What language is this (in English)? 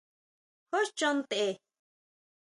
Huautla Mazatec